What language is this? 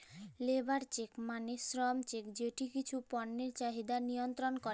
Bangla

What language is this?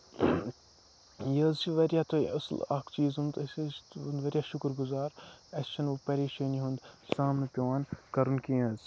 Kashmiri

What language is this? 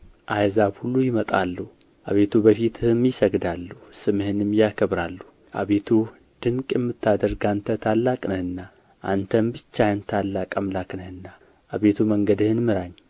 Amharic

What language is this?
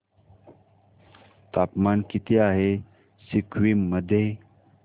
Marathi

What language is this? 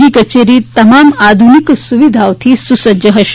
Gujarati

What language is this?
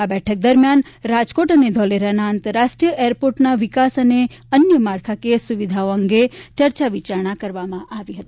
Gujarati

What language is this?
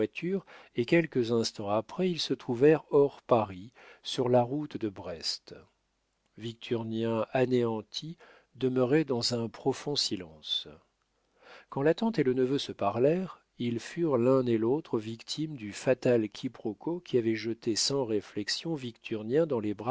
French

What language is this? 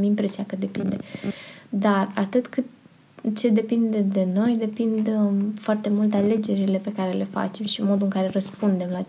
Romanian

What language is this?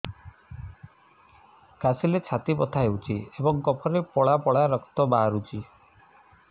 Odia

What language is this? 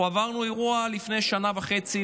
Hebrew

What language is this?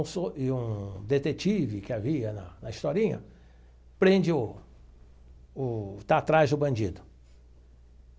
Portuguese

